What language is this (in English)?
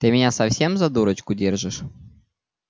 Russian